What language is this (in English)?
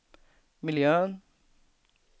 Swedish